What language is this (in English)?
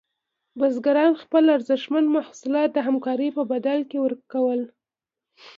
Pashto